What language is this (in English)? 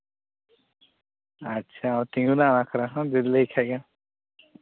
Santali